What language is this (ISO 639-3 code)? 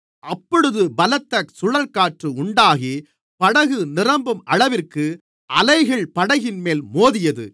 tam